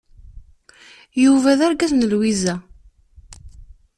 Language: Kabyle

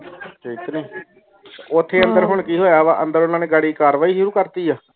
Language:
Punjabi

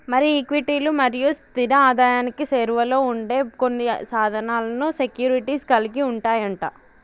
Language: Telugu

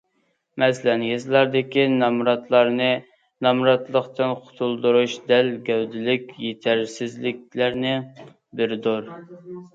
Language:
Uyghur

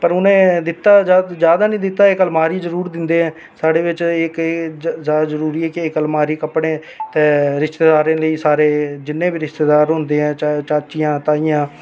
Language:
Dogri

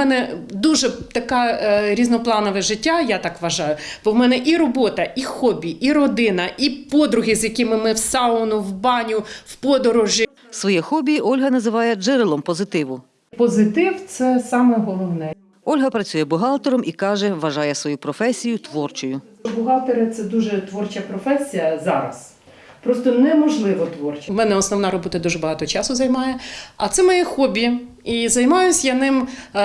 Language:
Ukrainian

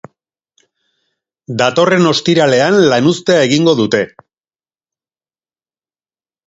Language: Basque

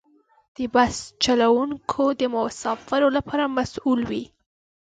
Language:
Pashto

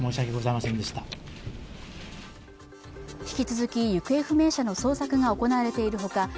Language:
Japanese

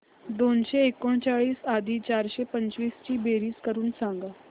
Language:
Marathi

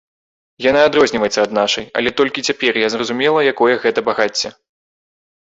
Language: Belarusian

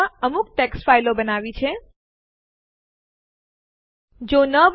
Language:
Gujarati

